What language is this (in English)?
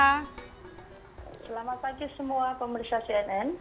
Indonesian